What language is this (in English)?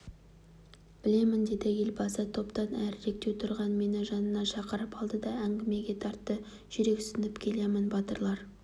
Kazakh